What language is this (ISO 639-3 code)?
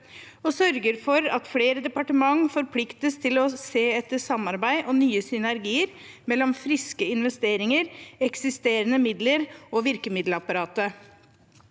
nor